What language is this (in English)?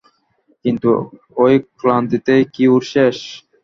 Bangla